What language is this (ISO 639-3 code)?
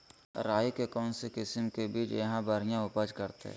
mag